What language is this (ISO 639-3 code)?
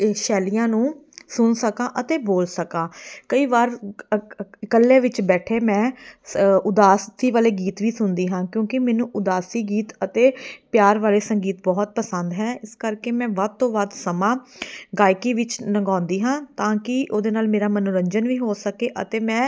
pan